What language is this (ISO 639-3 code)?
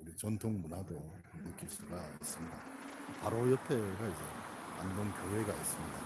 kor